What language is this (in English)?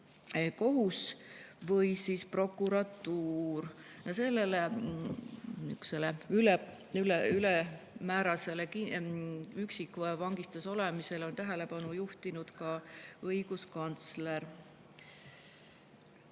Estonian